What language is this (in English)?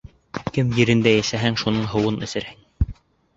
Bashkir